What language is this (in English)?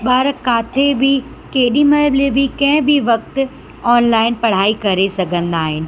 Sindhi